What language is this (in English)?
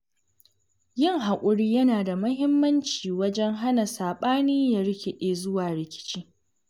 Hausa